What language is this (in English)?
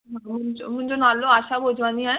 Sindhi